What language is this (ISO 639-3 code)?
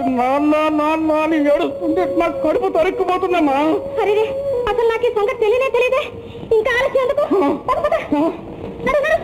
tel